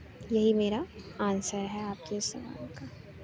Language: Urdu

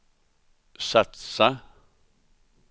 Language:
Swedish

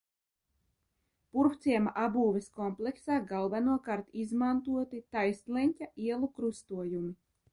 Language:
Latvian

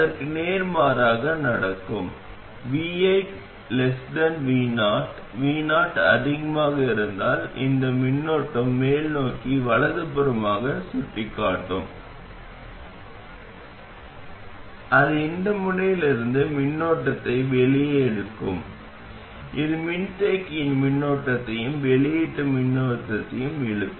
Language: Tamil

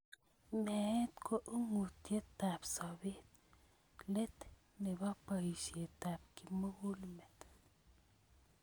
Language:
Kalenjin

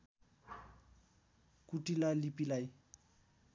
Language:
Nepali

